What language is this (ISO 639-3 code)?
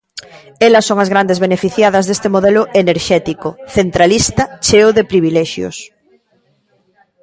glg